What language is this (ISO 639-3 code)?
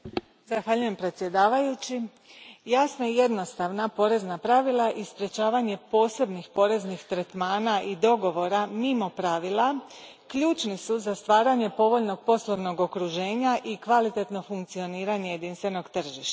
hrv